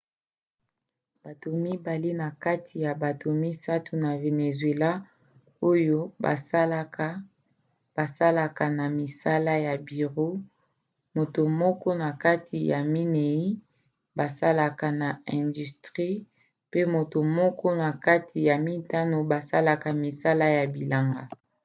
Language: Lingala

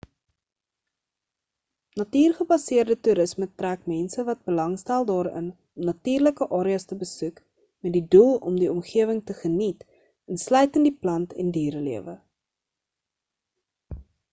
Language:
Afrikaans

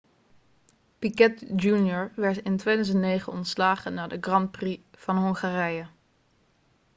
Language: Dutch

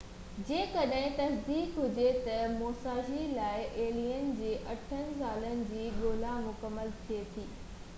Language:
Sindhi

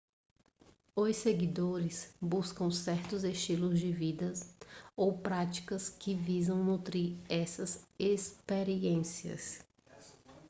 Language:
Portuguese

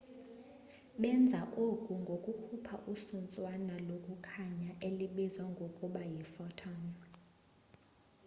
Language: Xhosa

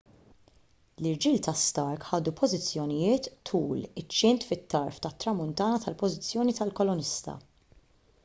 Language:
Maltese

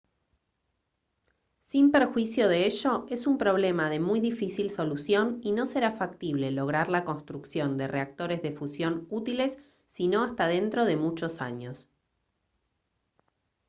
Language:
Spanish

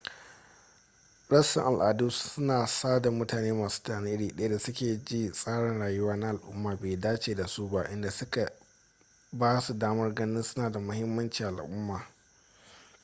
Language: Hausa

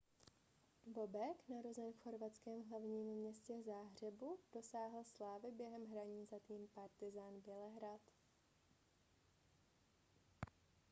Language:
Czech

